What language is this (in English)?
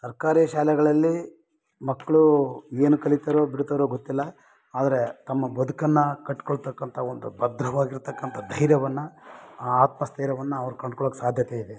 Kannada